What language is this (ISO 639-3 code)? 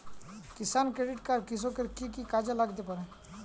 ben